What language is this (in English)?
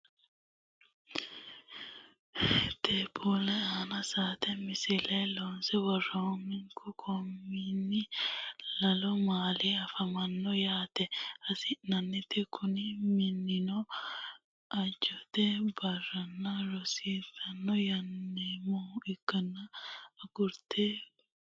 Sidamo